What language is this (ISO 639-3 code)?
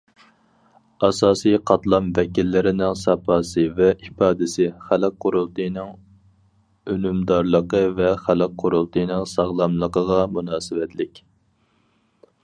uig